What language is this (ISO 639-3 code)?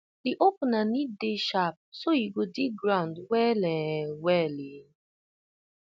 pcm